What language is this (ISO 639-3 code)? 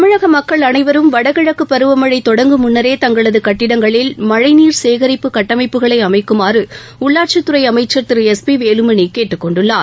tam